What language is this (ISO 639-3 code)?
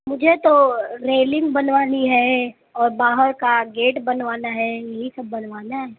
urd